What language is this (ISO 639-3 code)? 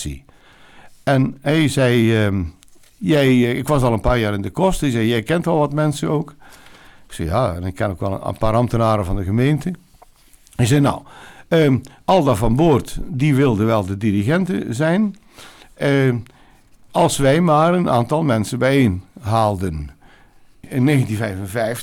nld